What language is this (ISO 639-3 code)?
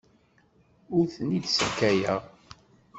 kab